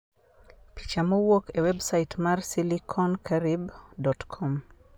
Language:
Luo (Kenya and Tanzania)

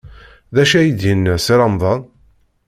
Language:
Kabyle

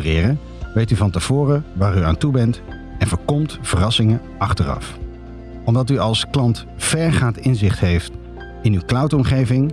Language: Dutch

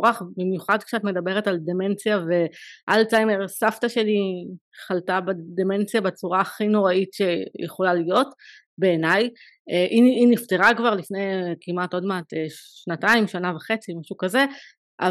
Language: Hebrew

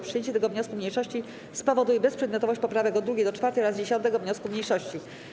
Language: Polish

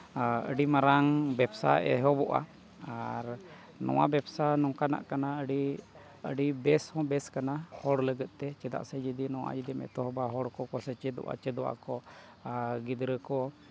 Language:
Santali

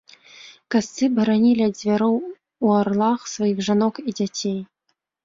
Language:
Belarusian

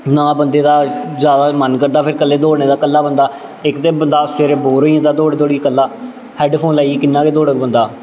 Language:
Dogri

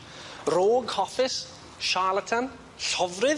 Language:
Welsh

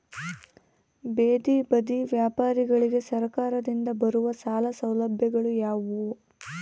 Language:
Kannada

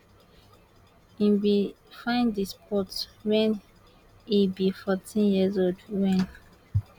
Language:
Nigerian Pidgin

